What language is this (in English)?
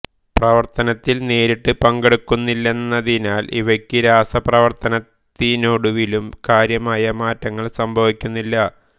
Malayalam